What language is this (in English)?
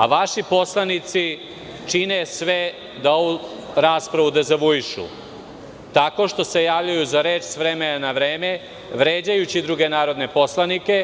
Serbian